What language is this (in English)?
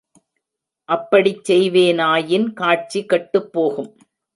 Tamil